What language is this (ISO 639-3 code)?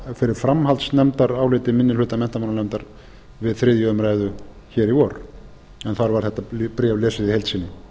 isl